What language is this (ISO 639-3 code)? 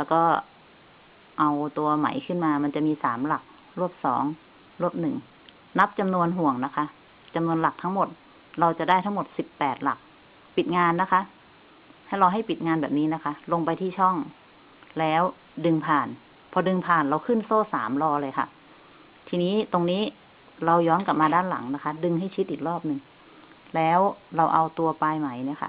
tha